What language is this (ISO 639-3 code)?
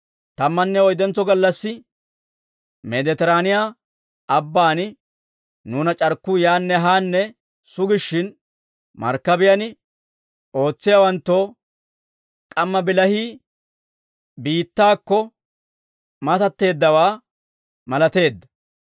dwr